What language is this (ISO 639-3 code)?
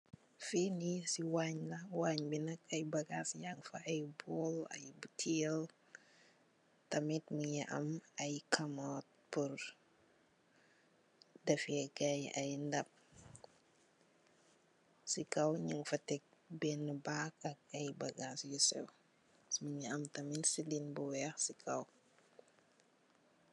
wol